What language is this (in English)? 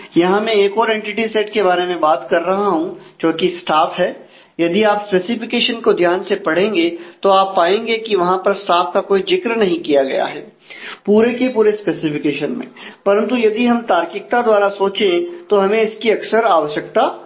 Hindi